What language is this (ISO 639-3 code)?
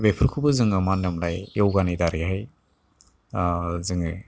brx